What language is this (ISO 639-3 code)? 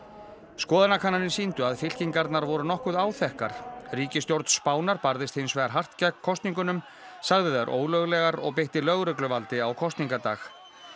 isl